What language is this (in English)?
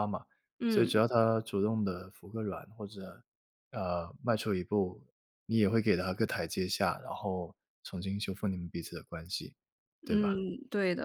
Chinese